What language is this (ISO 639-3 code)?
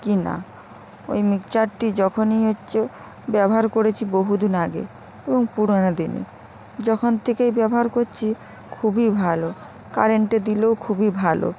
ben